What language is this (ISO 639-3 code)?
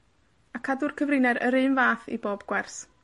cym